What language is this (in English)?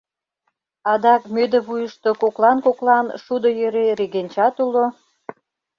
Mari